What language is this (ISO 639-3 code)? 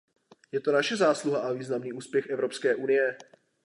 ces